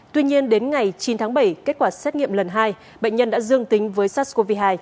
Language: Vietnamese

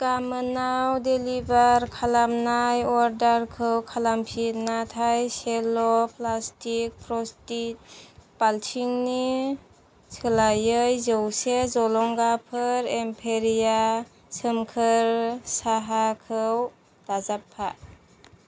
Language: Bodo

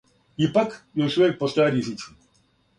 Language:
Serbian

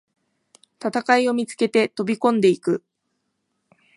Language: Japanese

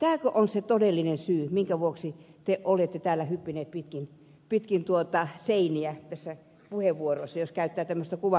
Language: Finnish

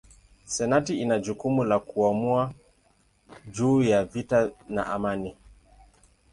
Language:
Swahili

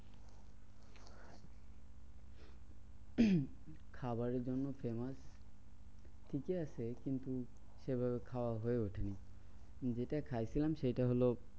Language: Bangla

